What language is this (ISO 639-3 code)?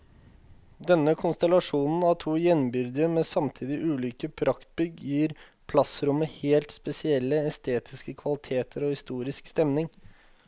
nor